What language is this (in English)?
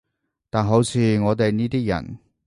Cantonese